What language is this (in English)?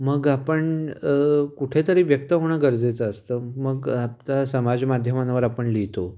Marathi